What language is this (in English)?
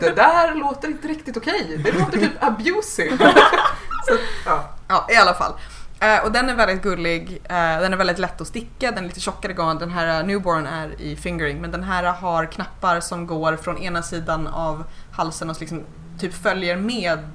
Swedish